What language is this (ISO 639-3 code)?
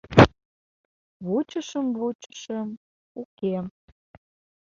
chm